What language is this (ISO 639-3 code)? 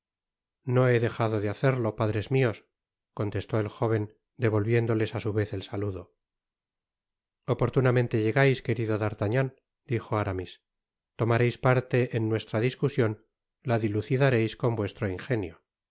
spa